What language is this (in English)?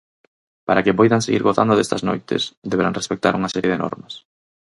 Galician